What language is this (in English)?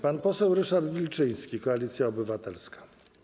Polish